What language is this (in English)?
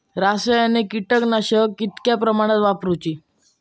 Marathi